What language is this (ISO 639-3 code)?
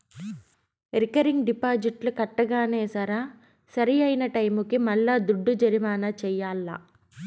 tel